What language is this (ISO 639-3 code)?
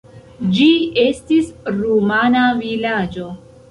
epo